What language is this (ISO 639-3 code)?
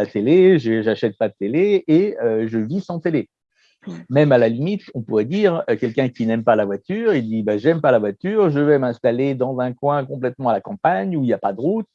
fra